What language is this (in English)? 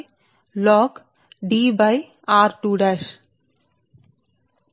Telugu